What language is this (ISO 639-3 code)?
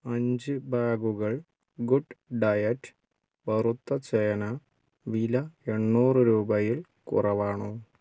mal